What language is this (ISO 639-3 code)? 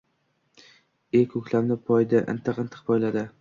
uzb